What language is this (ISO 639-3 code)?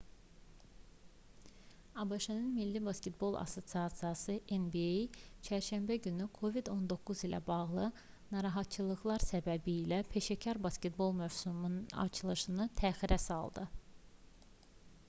aze